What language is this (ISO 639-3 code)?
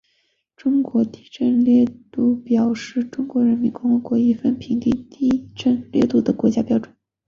zho